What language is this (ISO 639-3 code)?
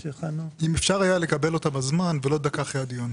heb